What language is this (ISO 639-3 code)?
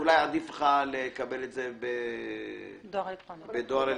heb